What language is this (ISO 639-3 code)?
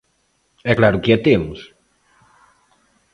glg